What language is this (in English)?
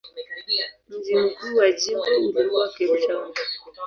Swahili